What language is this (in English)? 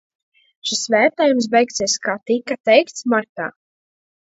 Latvian